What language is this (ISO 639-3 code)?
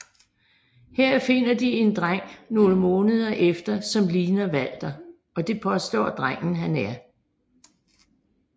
dan